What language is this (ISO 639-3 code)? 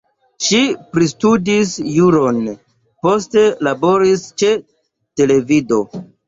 epo